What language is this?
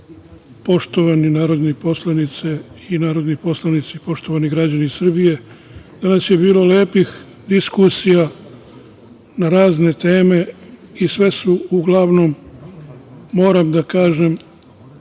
Serbian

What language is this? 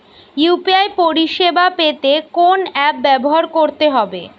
Bangla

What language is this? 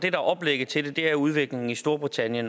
Danish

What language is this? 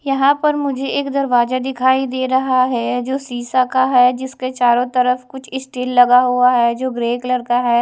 Hindi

